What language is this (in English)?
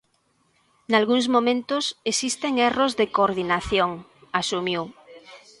Galician